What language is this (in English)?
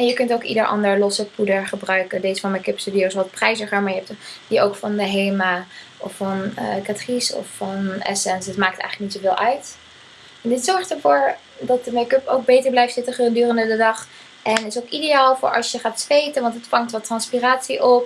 Dutch